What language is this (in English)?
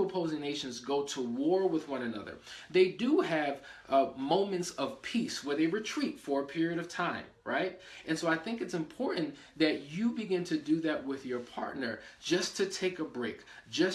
English